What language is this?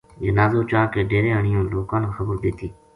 Gujari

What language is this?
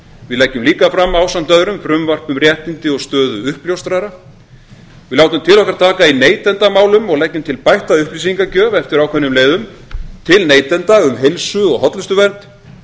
Icelandic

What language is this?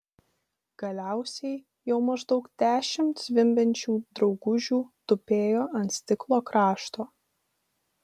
Lithuanian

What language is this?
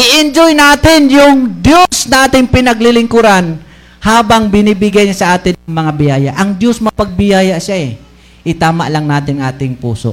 Filipino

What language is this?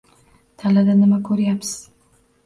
Uzbek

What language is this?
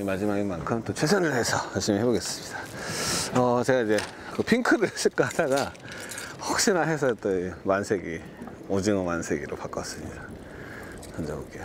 Korean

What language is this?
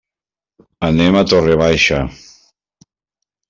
Catalan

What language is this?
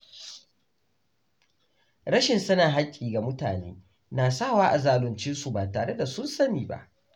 Hausa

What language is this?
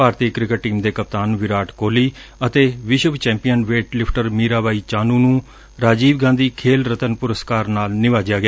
Punjabi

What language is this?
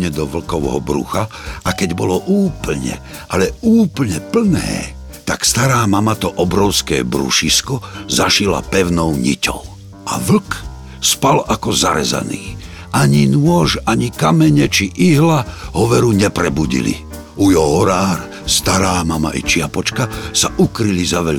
Czech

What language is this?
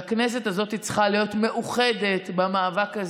Hebrew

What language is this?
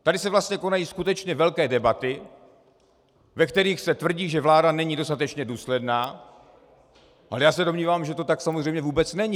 Czech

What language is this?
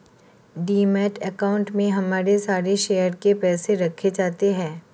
Hindi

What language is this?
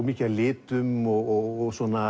Icelandic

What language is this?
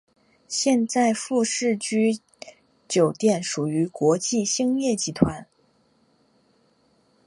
Chinese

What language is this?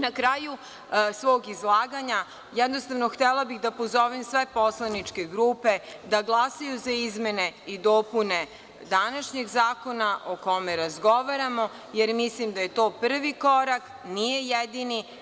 Serbian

